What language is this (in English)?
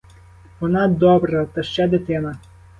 Ukrainian